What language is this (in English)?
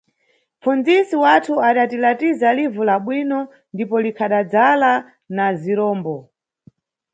Nyungwe